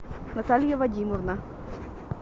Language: Russian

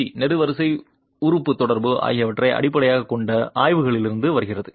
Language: Tamil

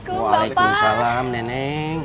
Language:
Indonesian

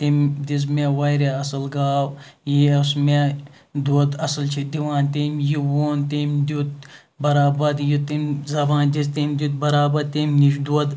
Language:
Kashmiri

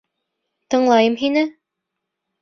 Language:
Bashkir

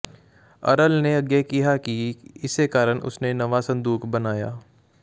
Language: Punjabi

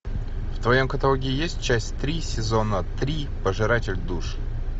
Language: Russian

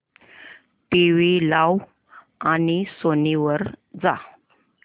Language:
Marathi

